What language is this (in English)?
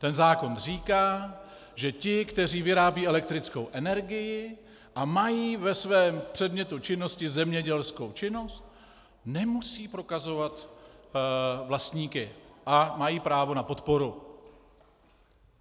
Czech